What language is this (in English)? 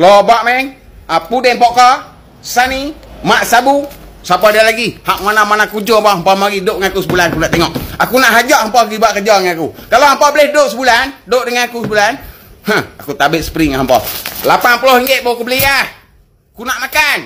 Malay